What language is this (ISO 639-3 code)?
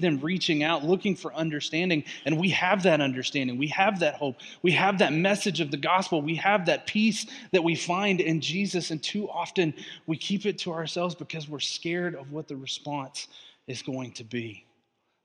eng